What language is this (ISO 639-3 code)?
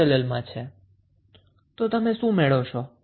guj